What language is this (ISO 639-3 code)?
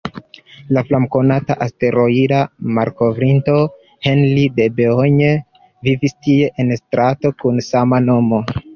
epo